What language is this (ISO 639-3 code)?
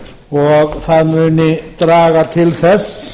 isl